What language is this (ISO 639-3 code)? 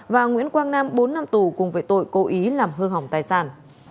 vie